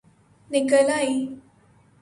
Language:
Urdu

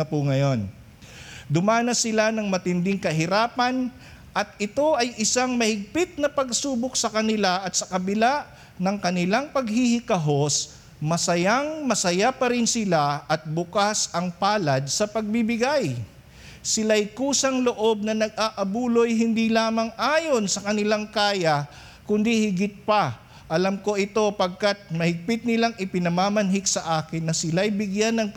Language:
Filipino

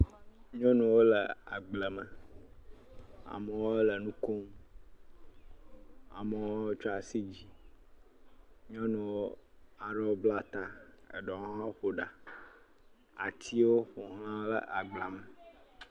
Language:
Ewe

